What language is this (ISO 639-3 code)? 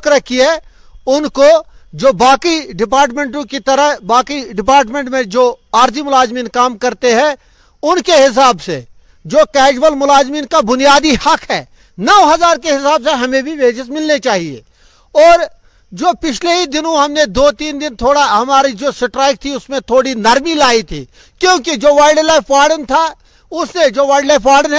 urd